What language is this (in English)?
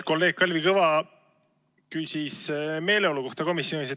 Estonian